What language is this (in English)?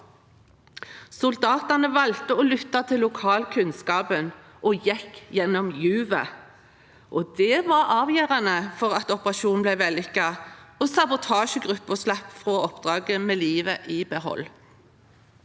Norwegian